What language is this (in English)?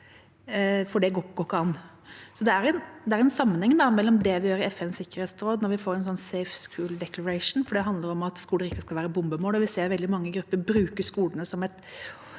Norwegian